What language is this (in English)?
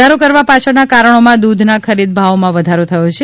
Gujarati